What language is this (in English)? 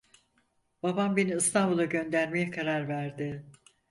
Turkish